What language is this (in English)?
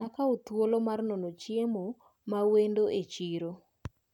Luo (Kenya and Tanzania)